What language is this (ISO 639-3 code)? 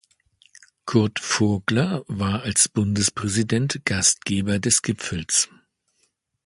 deu